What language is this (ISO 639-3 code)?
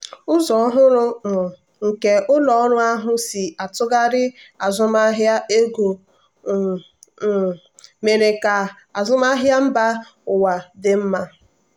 ibo